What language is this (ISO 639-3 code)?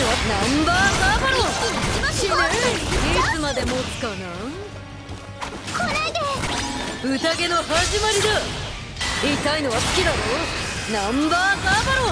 jpn